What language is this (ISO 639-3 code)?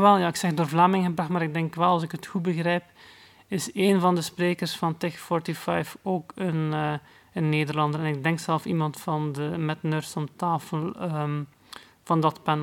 nld